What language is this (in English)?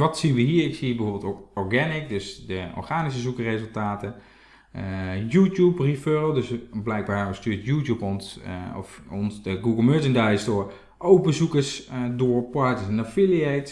Dutch